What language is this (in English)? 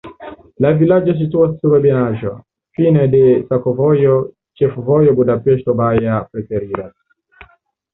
Esperanto